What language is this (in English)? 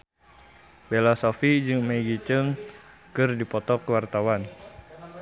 Sundanese